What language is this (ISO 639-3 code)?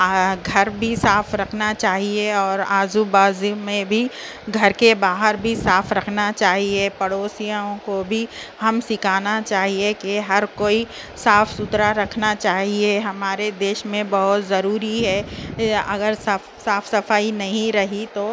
urd